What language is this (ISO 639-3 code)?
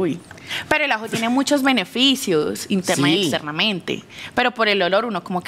spa